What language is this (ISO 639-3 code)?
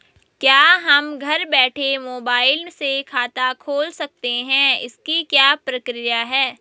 hin